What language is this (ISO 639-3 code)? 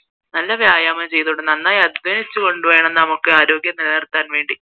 mal